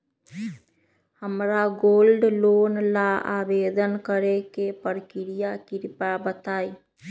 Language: Magahi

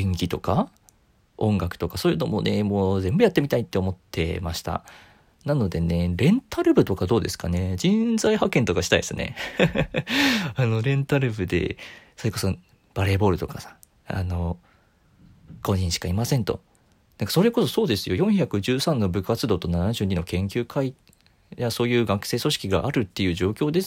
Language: Japanese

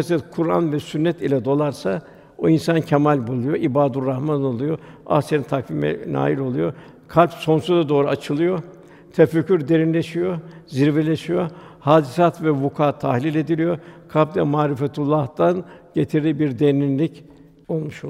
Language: Turkish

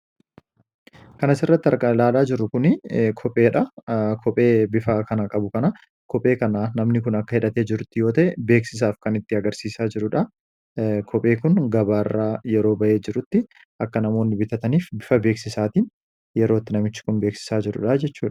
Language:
Oromo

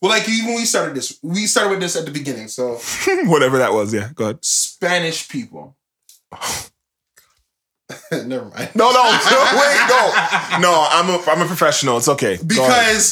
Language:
English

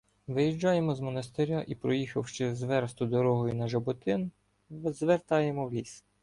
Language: Ukrainian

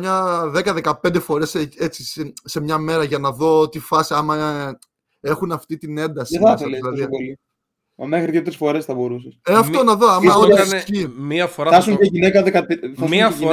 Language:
Greek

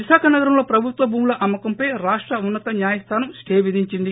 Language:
Telugu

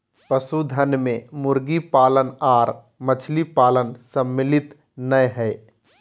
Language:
Magahi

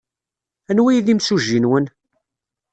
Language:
Kabyle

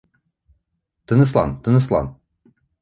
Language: Bashkir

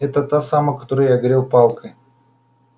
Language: Russian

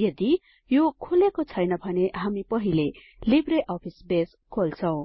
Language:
Nepali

